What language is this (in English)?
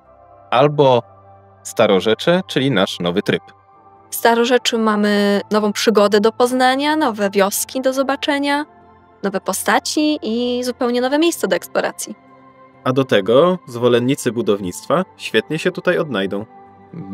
Polish